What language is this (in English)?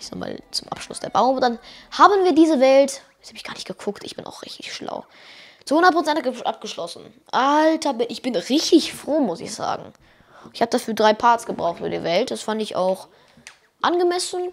German